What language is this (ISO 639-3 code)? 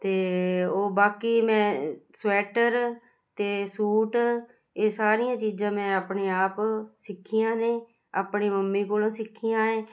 pan